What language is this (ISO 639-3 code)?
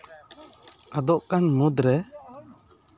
sat